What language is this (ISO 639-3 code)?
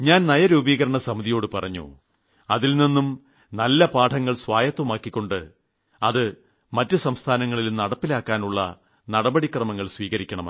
mal